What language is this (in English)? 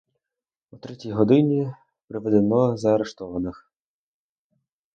Ukrainian